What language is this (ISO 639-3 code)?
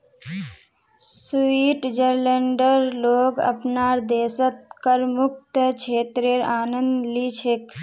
mag